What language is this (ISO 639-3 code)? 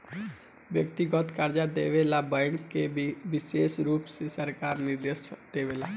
bho